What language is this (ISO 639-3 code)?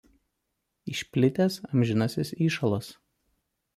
lit